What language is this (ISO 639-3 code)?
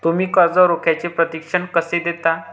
mar